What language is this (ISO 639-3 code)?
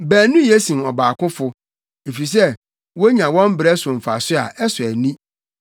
aka